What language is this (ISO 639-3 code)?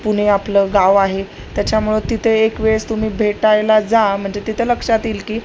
mar